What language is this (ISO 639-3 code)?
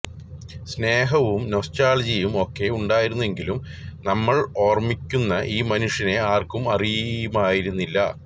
mal